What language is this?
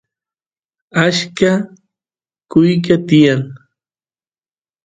Santiago del Estero Quichua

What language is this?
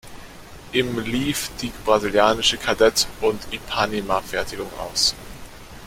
German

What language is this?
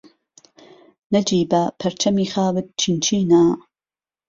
Central Kurdish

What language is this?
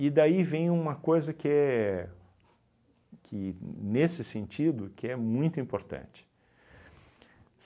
Portuguese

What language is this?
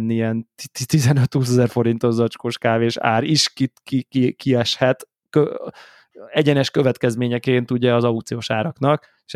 Hungarian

